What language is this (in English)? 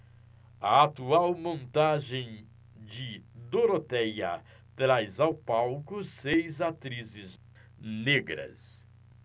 Portuguese